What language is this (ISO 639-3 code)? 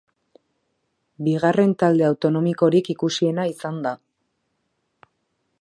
eus